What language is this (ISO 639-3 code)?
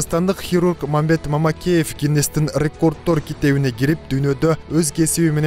tur